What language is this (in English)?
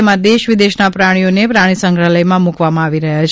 Gujarati